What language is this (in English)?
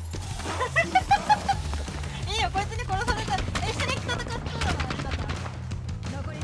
Japanese